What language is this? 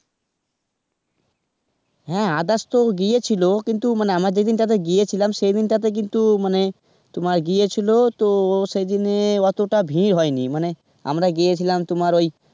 Bangla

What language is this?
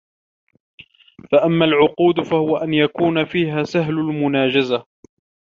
Arabic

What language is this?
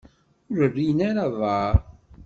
Kabyle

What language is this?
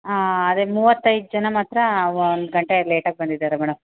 Kannada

